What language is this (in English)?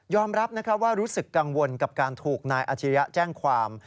Thai